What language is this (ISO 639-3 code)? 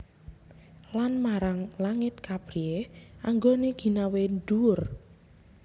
jav